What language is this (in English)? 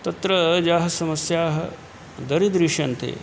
Sanskrit